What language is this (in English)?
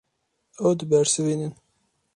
Kurdish